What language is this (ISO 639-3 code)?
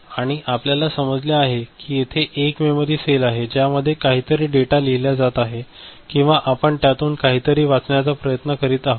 mar